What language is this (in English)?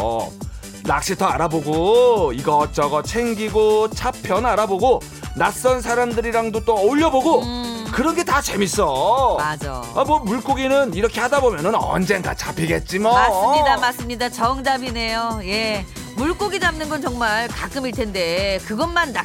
Korean